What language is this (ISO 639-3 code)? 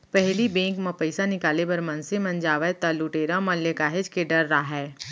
hne